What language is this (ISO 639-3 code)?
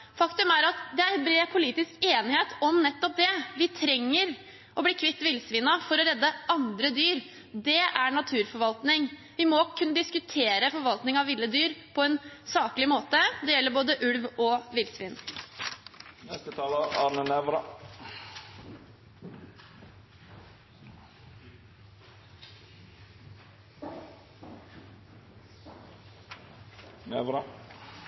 nob